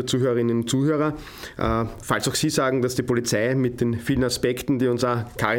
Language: German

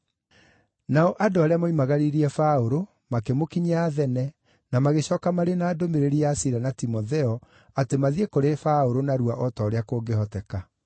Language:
Kikuyu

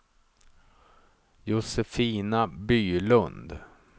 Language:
Swedish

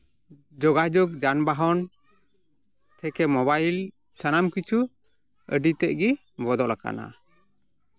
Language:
Santali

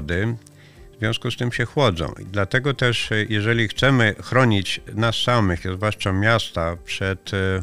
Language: Polish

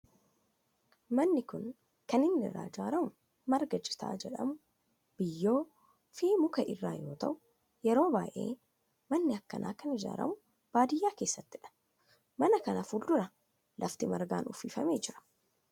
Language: Oromo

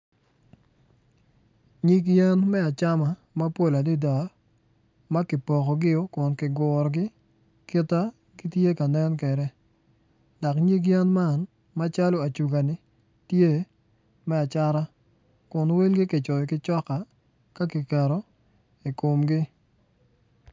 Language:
Acoli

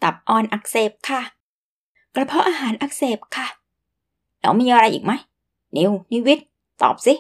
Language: Thai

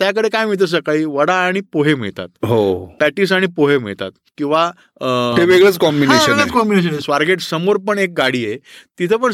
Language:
Marathi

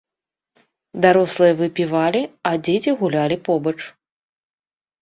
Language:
Belarusian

